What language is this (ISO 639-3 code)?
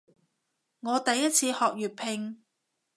yue